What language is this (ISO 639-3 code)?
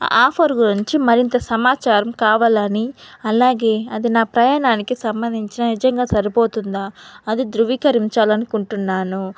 tel